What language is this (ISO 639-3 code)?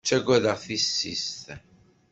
kab